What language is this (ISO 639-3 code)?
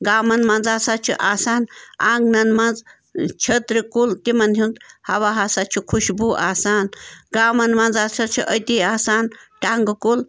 kas